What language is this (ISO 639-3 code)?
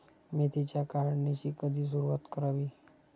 mar